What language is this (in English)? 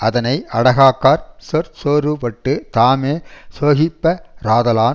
Tamil